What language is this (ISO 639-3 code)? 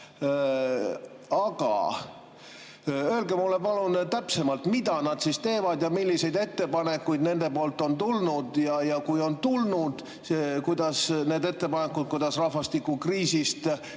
est